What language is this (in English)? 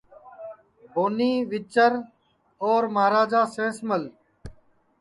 Sansi